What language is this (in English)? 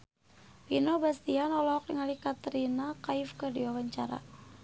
Sundanese